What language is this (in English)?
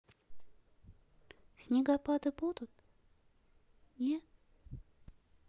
Russian